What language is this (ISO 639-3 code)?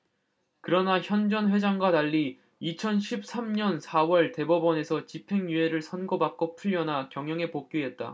kor